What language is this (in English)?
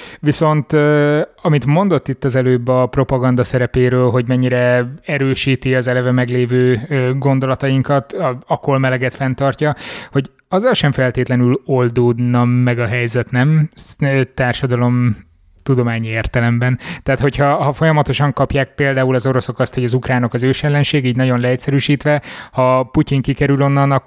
Hungarian